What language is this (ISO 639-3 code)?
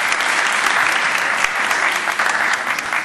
heb